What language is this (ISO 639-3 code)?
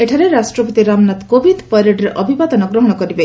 ori